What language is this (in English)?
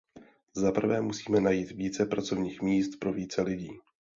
Czech